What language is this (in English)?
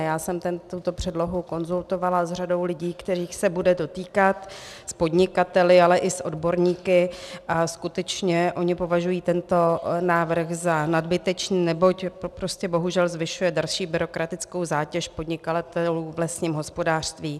Czech